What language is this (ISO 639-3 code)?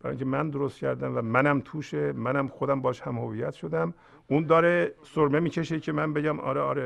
fas